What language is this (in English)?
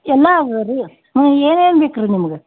Kannada